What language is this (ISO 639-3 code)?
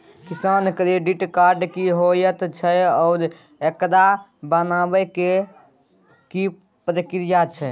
mai